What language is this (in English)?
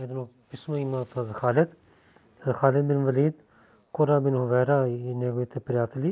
Bulgarian